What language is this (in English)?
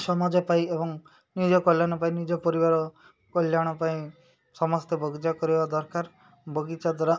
Odia